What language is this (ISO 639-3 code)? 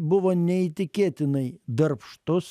lit